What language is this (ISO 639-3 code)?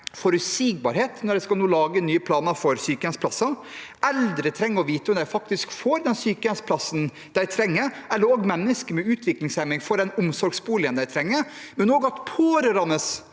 nor